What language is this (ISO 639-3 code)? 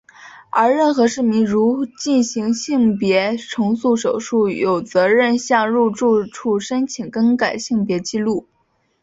zho